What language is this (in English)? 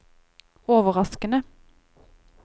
Norwegian